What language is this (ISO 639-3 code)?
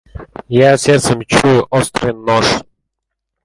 rus